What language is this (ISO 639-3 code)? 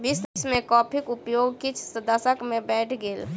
mai